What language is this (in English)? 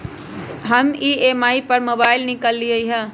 Magahi